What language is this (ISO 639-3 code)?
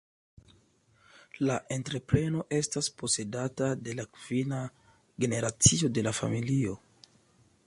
epo